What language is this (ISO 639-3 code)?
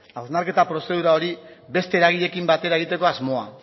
eus